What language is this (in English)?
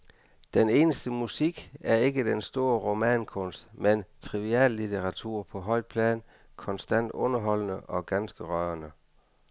Danish